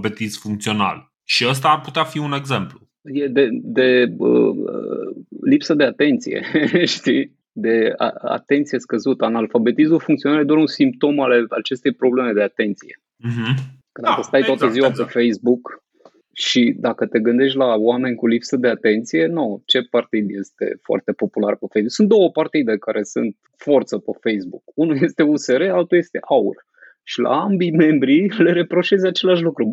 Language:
Romanian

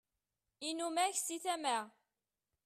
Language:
Kabyle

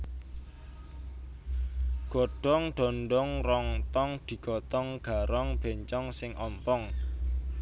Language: Javanese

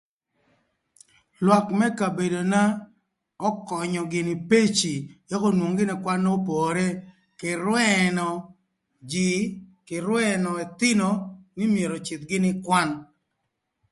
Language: Thur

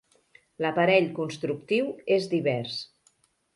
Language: Catalan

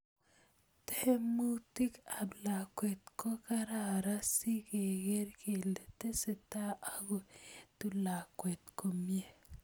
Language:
Kalenjin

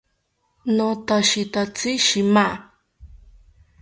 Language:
South Ucayali Ashéninka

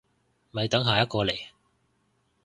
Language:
Cantonese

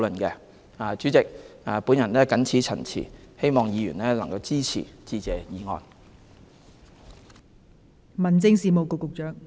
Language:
Cantonese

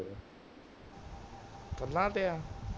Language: Punjabi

